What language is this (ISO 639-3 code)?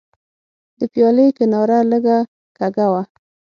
pus